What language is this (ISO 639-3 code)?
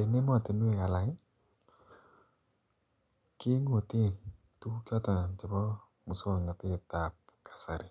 kln